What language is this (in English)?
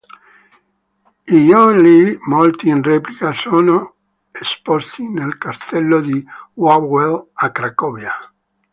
Italian